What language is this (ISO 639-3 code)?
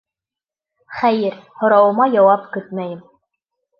bak